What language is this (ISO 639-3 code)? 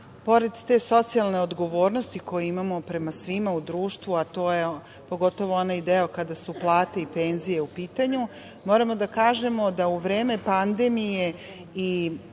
srp